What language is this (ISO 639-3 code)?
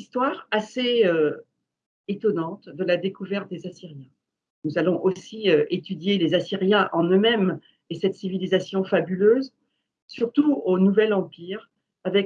fra